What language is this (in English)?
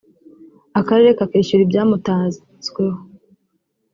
Kinyarwanda